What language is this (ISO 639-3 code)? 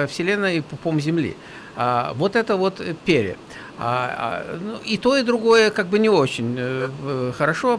rus